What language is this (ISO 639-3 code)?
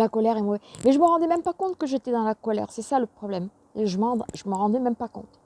fra